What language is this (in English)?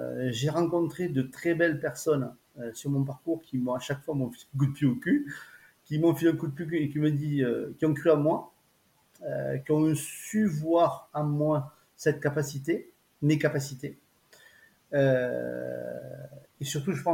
French